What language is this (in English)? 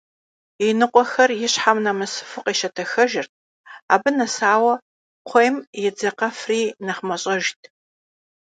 Kabardian